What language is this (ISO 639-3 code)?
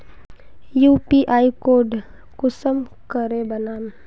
mag